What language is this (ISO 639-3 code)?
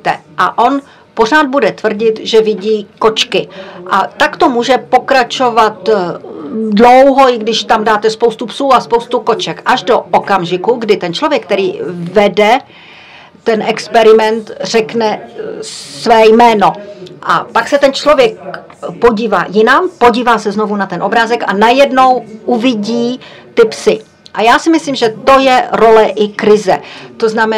ces